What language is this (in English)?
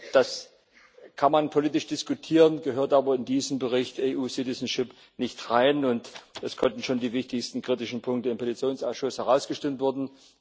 German